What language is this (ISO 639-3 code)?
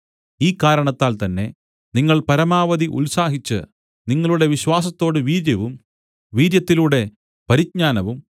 mal